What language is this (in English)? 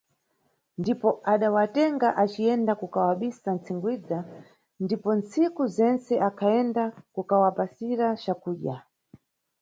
Nyungwe